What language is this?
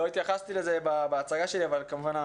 Hebrew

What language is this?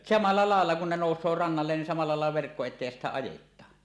Finnish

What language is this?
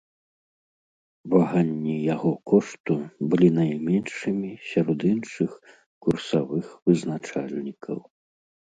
Belarusian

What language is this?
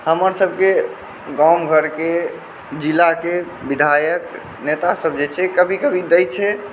Maithili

